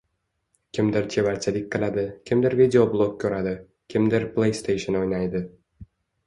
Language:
Uzbek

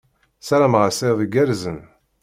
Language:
Kabyle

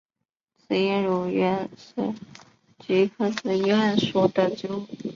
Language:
Chinese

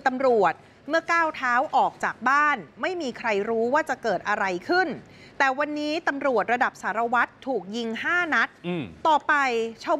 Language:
Thai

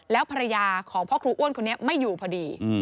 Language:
Thai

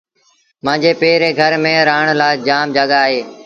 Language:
Sindhi Bhil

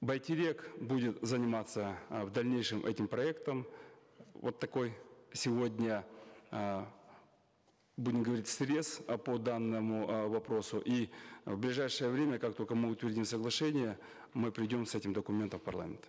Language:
Kazakh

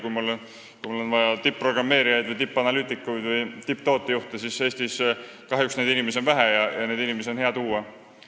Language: Estonian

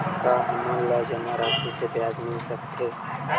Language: Chhattisgarhi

